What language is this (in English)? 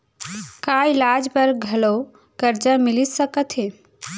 Chhattisgarhi